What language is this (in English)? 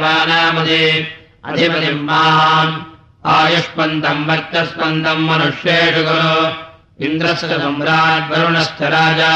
Russian